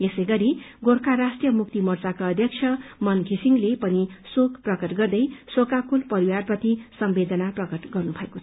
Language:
Nepali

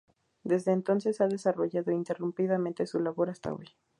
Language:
Spanish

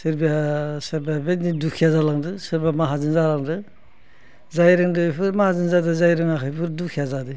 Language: Bodo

